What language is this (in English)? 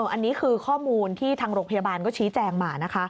Thai